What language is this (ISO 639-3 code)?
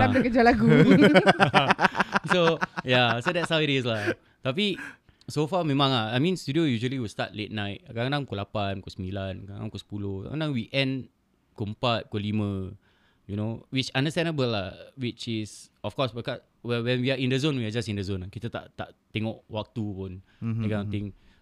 msa